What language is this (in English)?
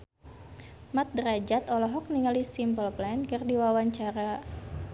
Sundanese